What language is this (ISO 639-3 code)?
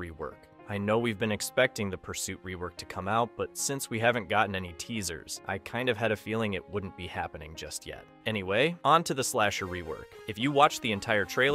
eng